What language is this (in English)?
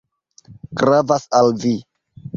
Esperanto